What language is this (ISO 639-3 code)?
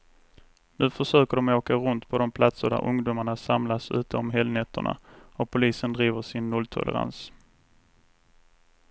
swe